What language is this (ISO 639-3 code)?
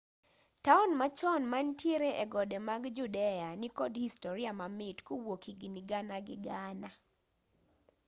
luo